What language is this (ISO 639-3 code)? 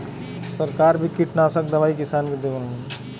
bho